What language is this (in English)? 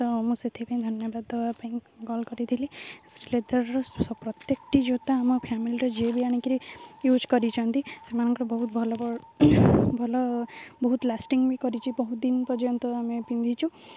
Odia